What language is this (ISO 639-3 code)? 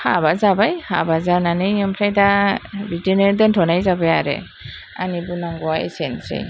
brx